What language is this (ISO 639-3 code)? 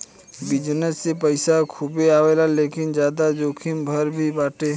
bho